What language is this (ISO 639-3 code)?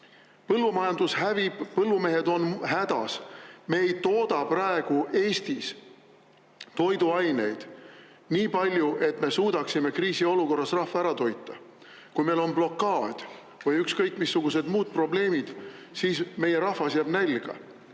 est